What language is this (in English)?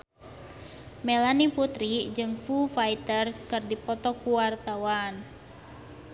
Sundanese